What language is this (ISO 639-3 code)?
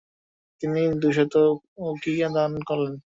ben